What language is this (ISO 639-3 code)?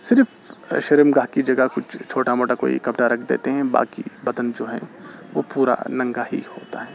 urd